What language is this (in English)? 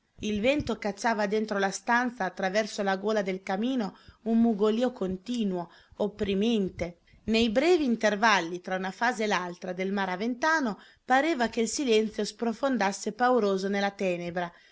Italian